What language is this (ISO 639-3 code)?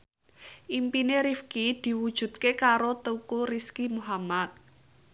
jav